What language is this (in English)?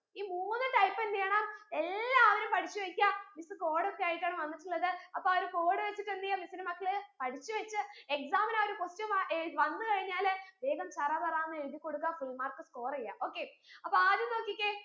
Malayalam